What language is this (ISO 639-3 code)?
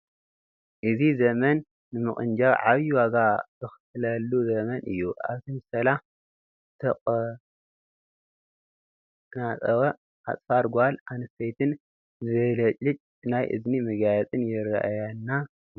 tir